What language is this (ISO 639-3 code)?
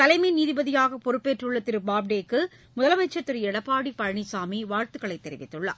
tam